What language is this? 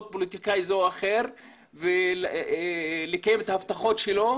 Hebrew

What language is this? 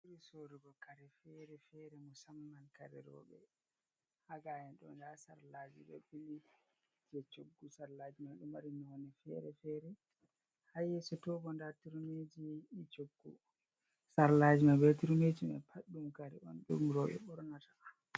Fula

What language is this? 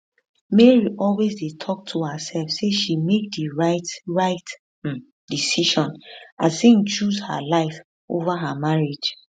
Nigerian Pidgin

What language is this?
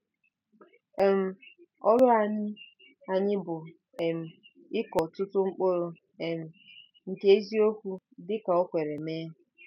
Igbo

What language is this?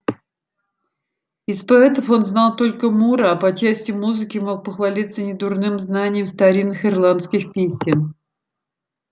Russian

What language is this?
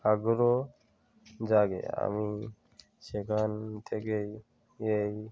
Bangla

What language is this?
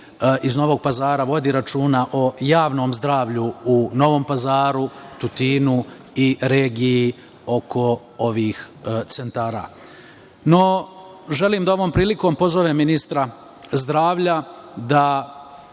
Serbian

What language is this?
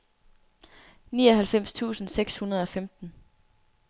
Danish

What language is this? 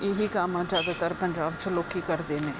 Punjabi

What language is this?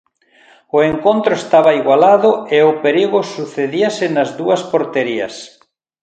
Galician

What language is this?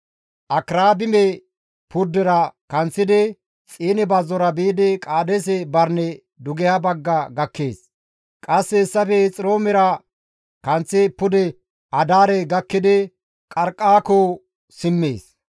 Gamo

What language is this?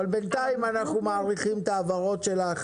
Hebrew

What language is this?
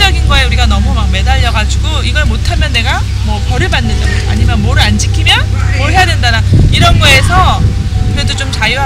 Korean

